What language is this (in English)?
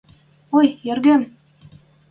Western Mari